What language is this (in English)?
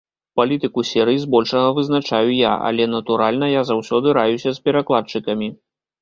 Belarusian